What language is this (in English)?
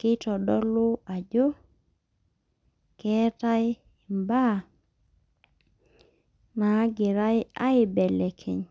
Masai